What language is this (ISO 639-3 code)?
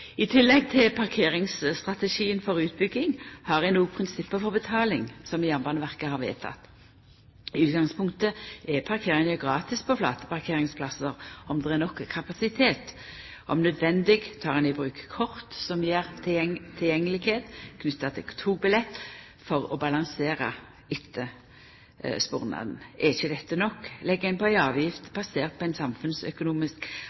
nno